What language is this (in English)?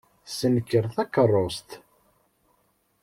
Kabyle